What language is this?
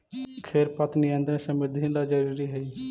Magahi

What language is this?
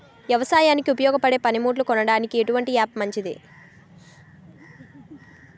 Telugu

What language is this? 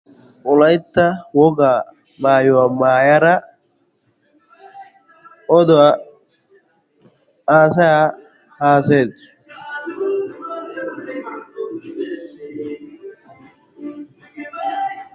Wolaytta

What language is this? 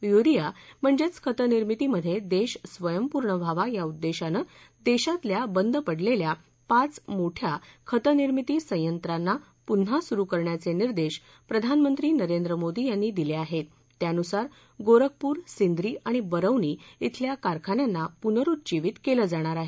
Marathi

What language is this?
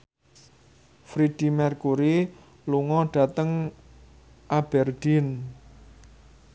Javanese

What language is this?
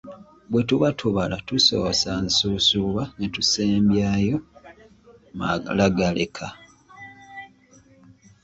Ganda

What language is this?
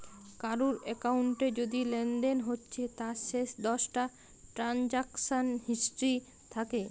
Bangla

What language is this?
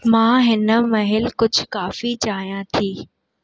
Sindhi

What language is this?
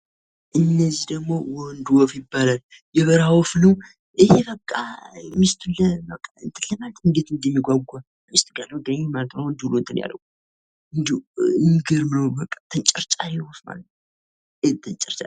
Amharic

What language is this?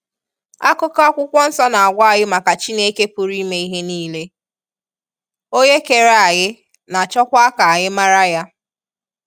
Igbo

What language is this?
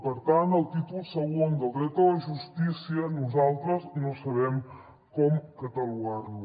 Catalan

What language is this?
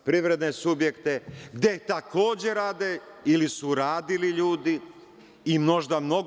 Serbian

